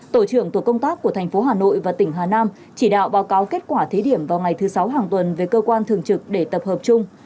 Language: Vietnamese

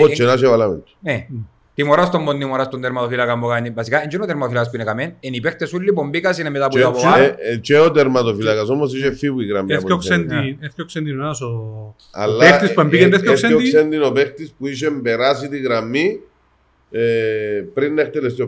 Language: Greek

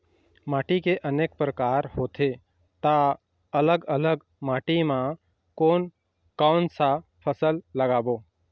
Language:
Chhattisgarhi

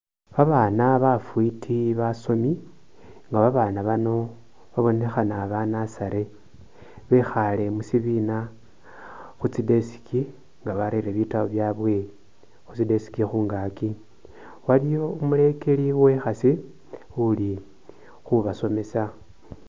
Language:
Masaaba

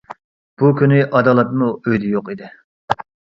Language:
Uyghur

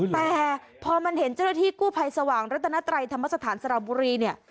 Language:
Thai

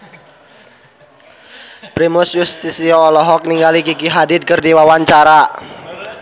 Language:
Sundanese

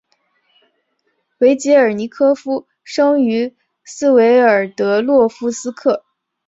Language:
Chinese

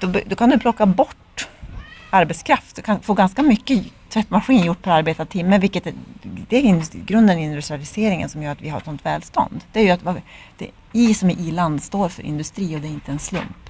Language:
Swedish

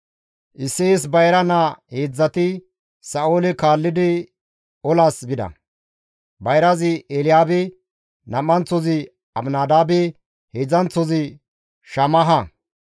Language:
Gamo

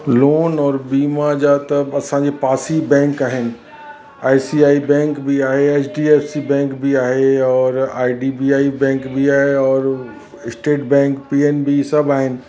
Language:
Sindhi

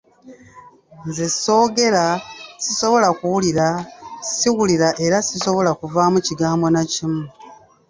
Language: Ganda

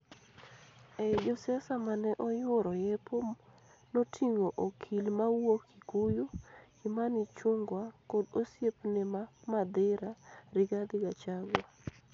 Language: Luo (Kenya and Tanzania)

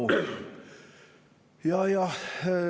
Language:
Estonian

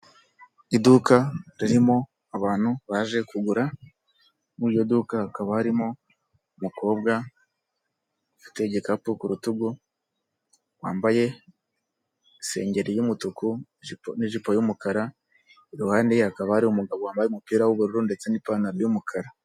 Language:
Kinyarwanda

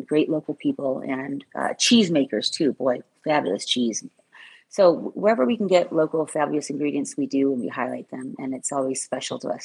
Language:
English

